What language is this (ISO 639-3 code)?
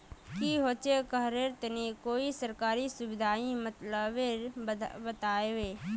mag